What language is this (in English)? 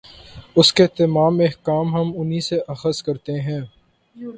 Urdu